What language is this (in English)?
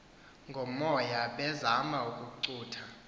Xhosa